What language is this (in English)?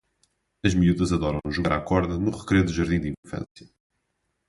Portuguese